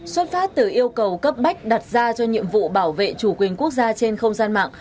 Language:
Vietnamese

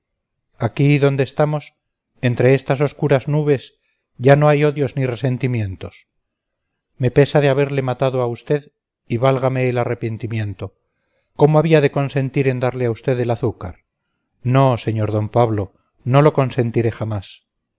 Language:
Spanish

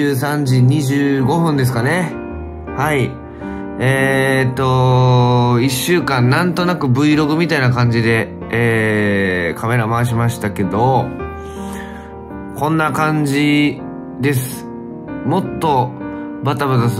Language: Japanese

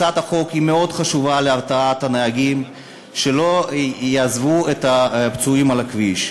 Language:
Hebrew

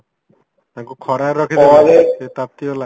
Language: Odia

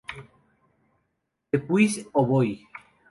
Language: Spanish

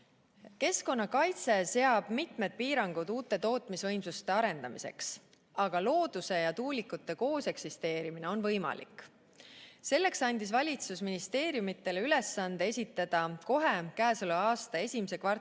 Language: Estonian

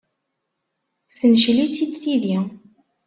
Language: Kabyle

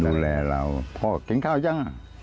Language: Thai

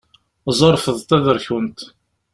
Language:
Kabyle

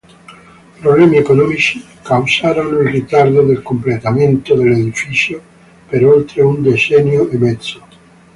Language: Italian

